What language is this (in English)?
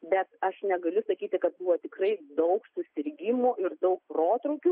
Lithuanian